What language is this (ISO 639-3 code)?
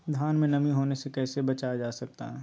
mag